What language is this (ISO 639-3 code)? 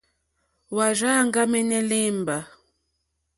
bri